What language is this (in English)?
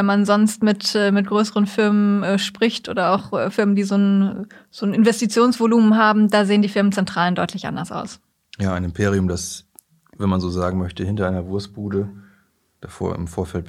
German